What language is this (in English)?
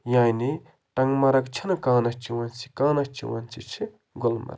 Kashmiri